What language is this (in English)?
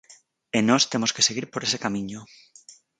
Galician